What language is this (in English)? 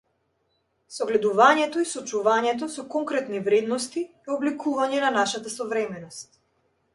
Macedonian